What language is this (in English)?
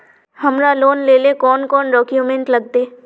Magahi